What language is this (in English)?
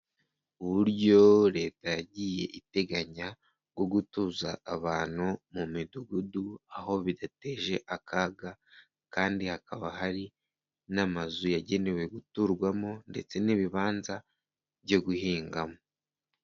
Kinyarwanda